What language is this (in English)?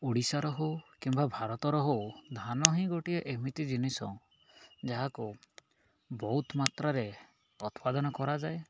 Odia